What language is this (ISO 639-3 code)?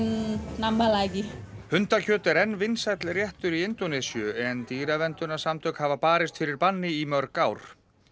isl